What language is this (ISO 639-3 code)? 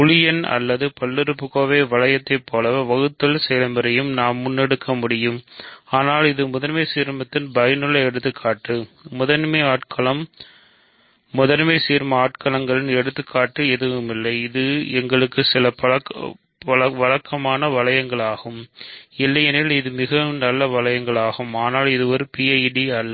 tam